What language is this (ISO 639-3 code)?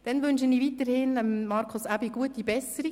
gsw